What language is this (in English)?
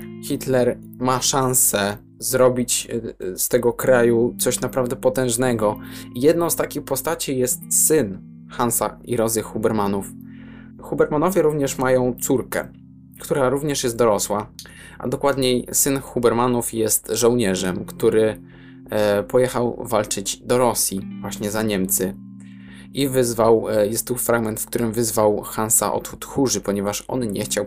Polish